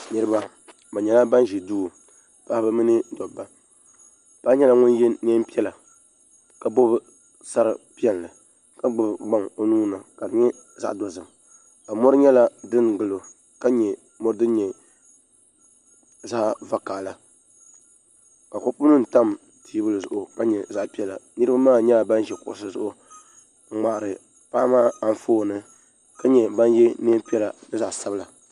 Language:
Dagbani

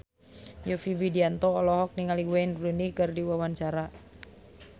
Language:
Sundanese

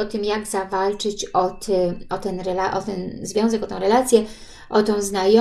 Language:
Polish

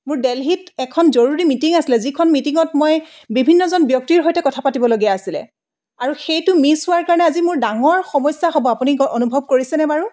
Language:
Assamese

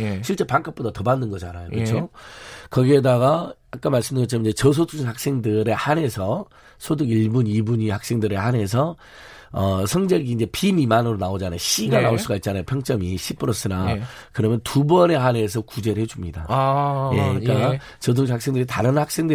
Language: Korean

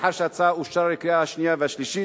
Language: Hebrew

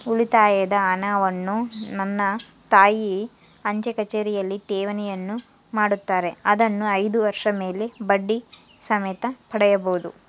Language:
Kannada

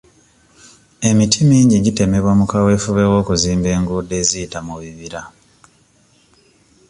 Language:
Ganda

